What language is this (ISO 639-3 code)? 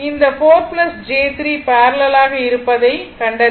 tam